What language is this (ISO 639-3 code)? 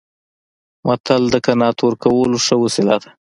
pus